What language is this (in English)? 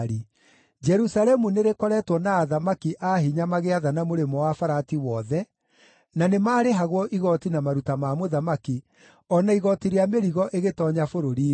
Kikuyu